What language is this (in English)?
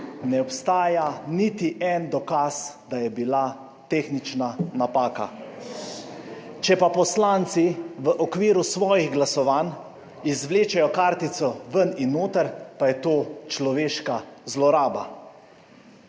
Slovenian